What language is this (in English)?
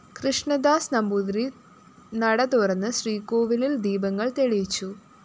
Malayalam